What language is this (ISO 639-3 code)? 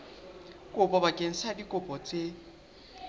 sot